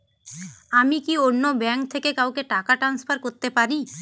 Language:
Bangla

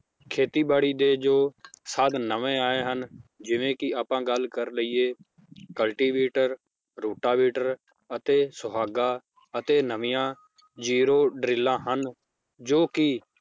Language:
Punjabi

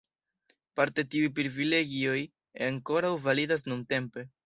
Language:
Esperanto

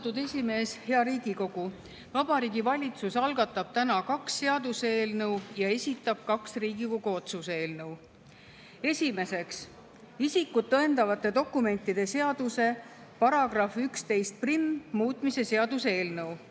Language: Estonian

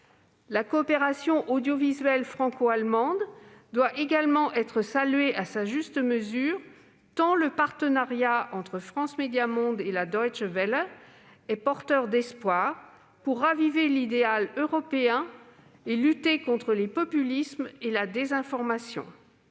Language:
French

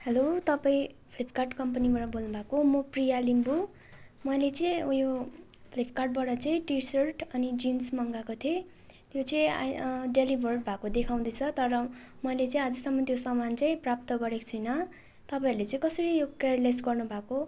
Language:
Nepali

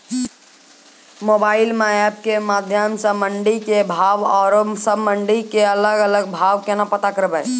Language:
Maithili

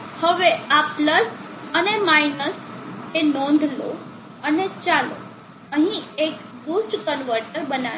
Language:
Gujarati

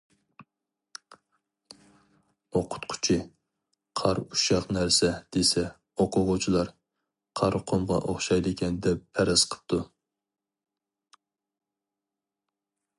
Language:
Uyghur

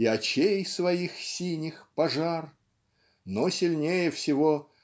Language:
Russian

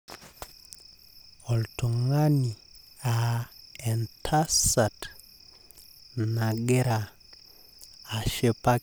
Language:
Masai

